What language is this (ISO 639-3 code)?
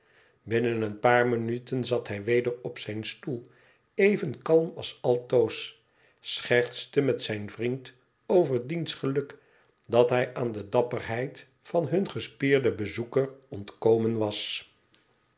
nld